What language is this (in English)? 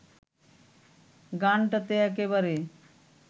Bangla